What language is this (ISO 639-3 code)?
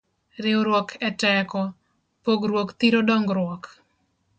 luo